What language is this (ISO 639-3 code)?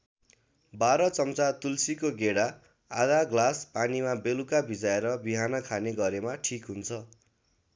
nep